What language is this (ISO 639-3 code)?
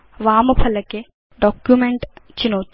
san